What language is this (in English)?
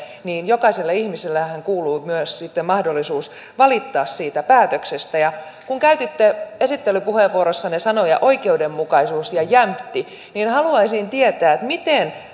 Finnish